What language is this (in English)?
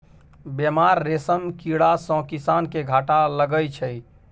Maithili